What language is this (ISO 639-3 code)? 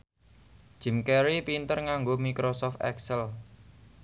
jav